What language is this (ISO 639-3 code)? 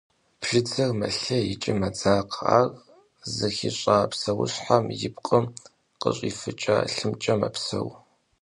kbd